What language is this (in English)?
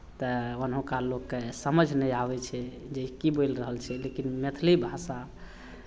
Maithili